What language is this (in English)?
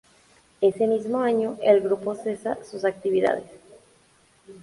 Spanish